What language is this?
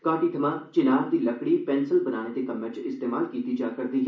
Dogri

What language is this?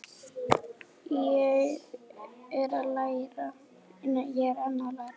Icelandic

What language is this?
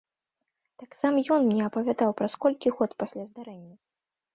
Belarusian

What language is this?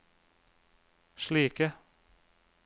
Norwegian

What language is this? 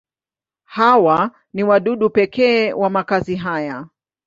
Swahili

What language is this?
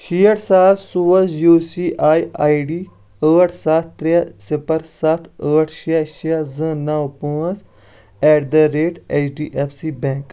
Kashmiri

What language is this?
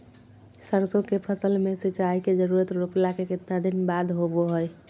Magahi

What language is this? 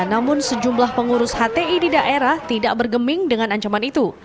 Indonesian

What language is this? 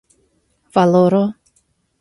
Esperanto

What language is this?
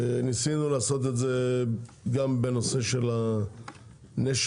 Hebrew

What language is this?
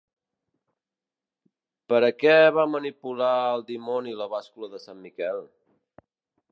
Catalan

